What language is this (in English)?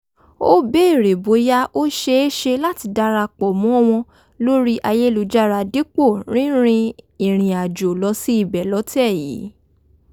Yoruba